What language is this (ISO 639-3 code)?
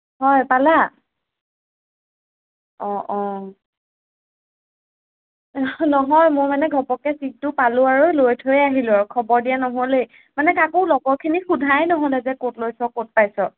asm